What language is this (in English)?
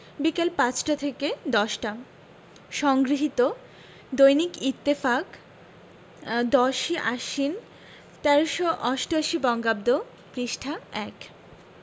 Bangla